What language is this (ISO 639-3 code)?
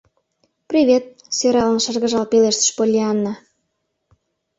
chm